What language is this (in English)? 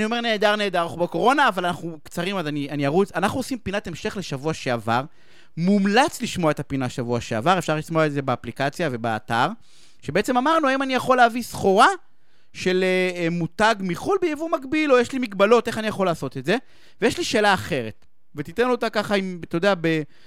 Hebrew